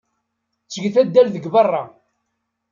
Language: Kabyle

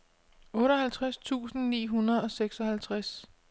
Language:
Danish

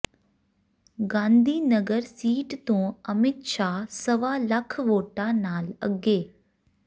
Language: Punjabi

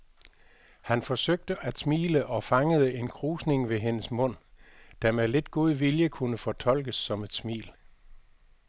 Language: Danish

